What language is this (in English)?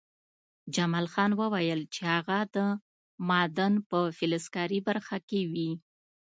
Pashto